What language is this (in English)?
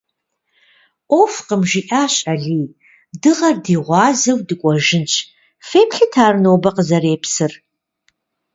Kabardian